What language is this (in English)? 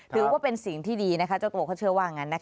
Thai